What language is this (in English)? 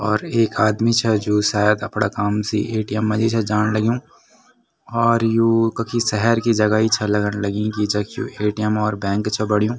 Garhwali